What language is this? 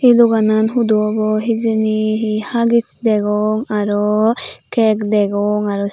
Chakma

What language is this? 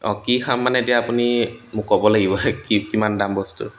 Assamese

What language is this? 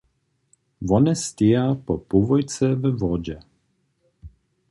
Upper Sorbian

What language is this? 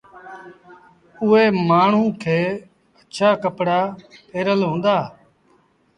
Sindhi Bhil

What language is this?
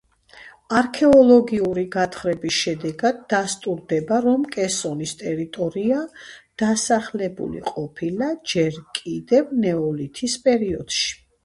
Georgian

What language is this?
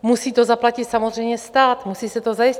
Czech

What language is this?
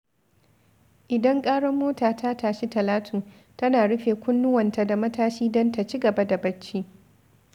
Hausa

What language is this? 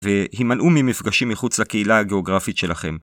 Hebrew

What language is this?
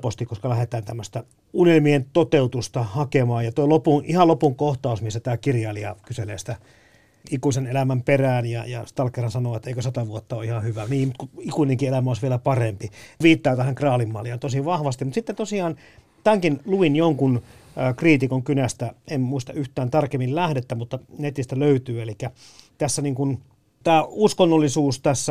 Finnish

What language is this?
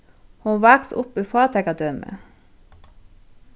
Faroese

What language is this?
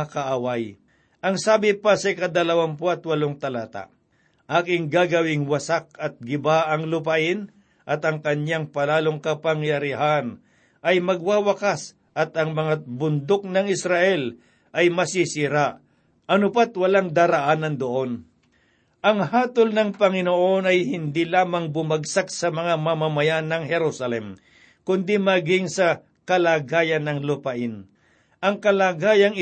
Filipino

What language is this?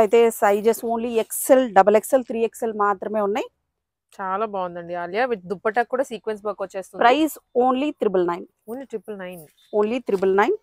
Telugu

